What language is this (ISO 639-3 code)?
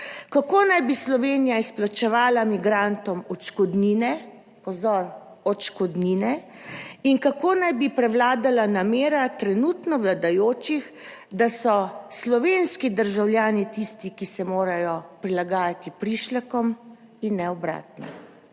slv